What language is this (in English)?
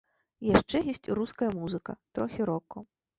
Belarusian